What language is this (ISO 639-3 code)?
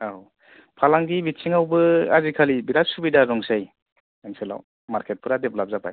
brx